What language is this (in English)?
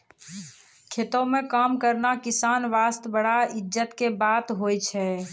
Maithili